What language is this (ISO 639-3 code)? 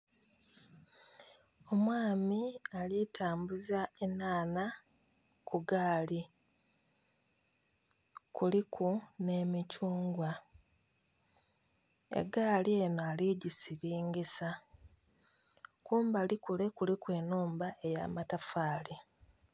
xog